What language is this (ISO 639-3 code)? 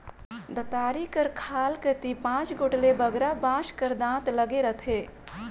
hne